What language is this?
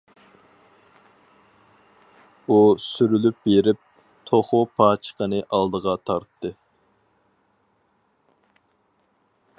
Uyghur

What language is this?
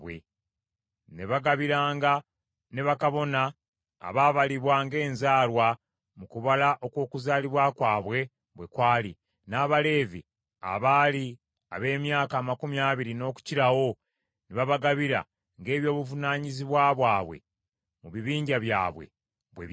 Ganda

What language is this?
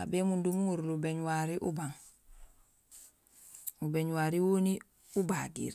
Gusilay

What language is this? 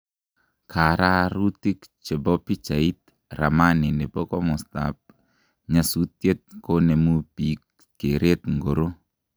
Kalenjin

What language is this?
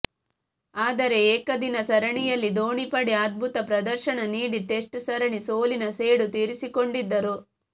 Kannada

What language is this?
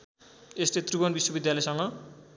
Nepali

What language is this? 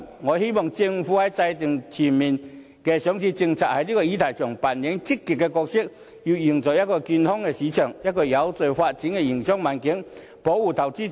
Cantonese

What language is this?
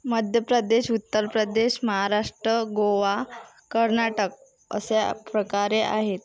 Marathi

